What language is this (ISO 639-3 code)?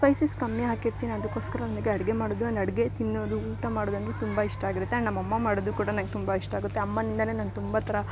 kan